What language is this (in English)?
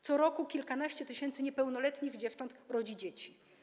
Polish